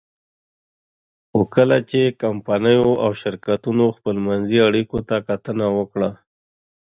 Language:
Pashto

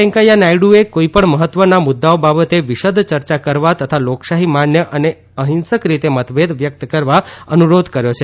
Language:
Gujarati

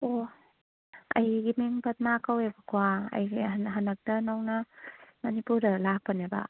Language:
Manipuri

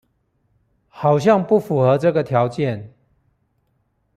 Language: Chinese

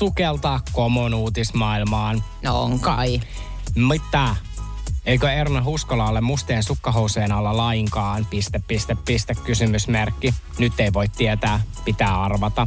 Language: Finnish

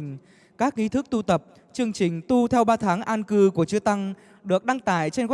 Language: Vietnamese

